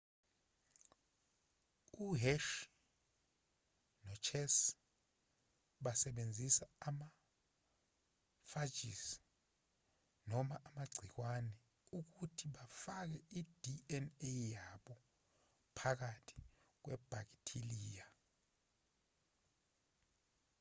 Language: Zulu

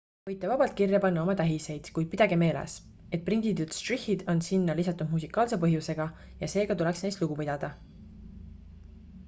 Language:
Estonian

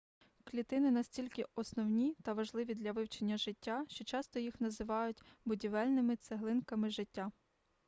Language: Ukrainian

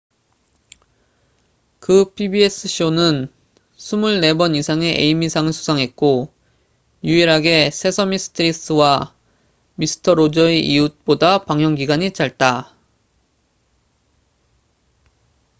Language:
Korean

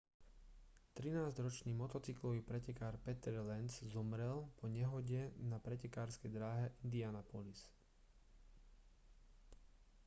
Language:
Slovak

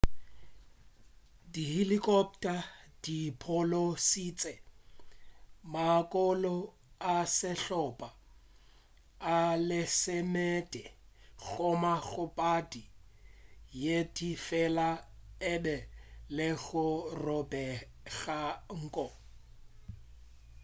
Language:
Northern Sotho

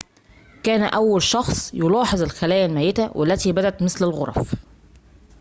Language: Arabic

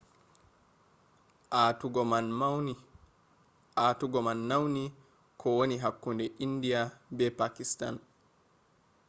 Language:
Fula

